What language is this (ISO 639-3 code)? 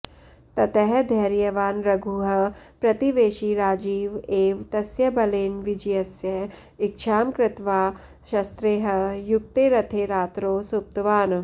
san